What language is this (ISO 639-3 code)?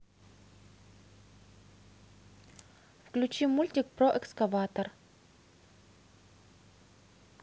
rus